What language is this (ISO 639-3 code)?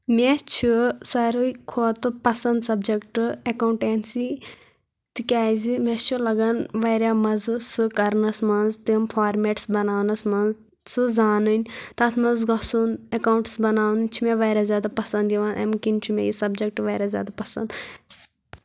kas